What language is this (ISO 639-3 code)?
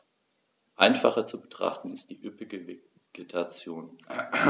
deu